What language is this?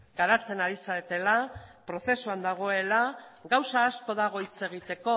Basque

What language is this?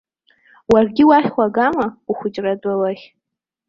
Abkhazian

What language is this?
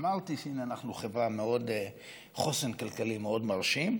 Hebrew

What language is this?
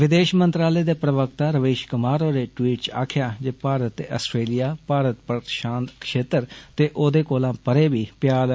Dogri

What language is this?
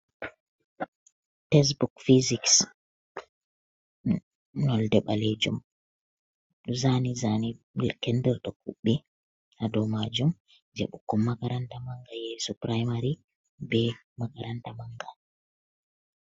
Fula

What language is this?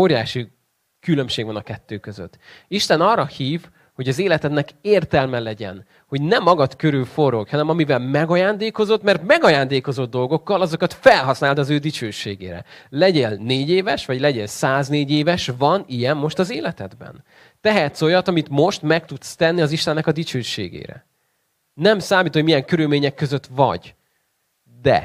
Hungarian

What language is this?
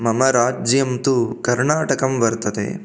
Sanskrit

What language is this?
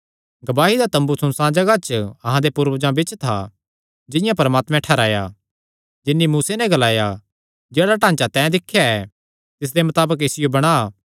Kangri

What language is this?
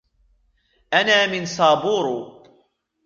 Arabic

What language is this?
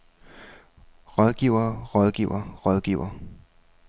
Danish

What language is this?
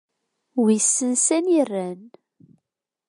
Kabyle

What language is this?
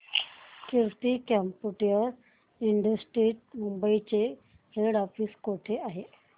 Marathi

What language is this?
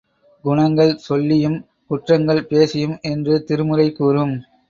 Tamil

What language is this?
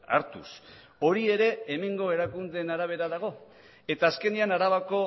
Basque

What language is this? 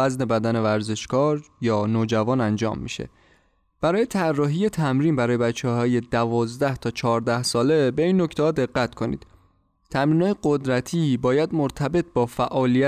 Persian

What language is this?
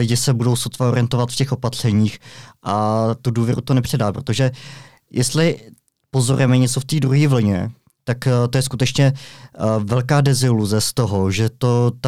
Czech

